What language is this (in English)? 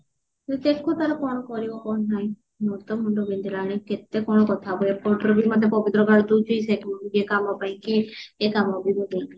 Odia